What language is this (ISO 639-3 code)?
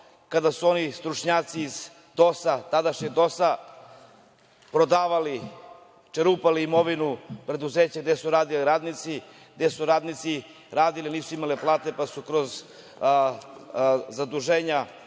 srp